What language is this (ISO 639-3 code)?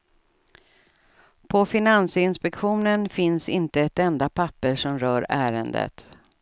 swe